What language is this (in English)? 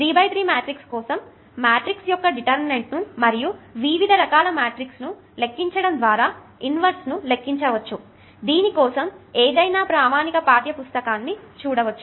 Telugu